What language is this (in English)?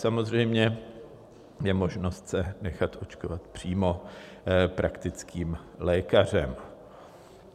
Czech